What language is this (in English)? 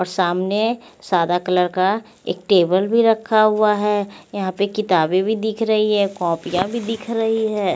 Hindi